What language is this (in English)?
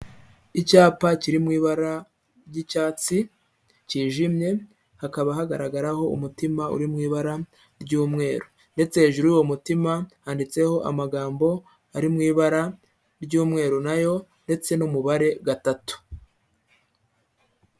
Kinyarwanda